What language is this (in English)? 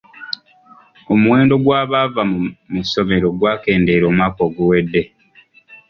Ganda